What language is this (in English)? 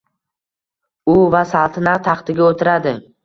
Uzbek